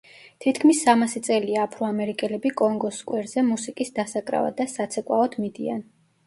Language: Georgian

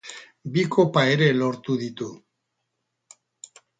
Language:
Basque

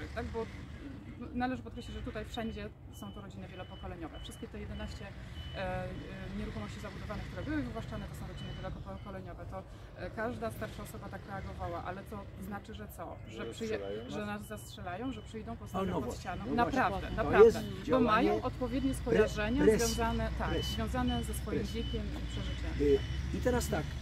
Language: Polish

